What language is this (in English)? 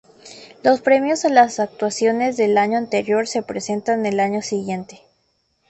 Spanish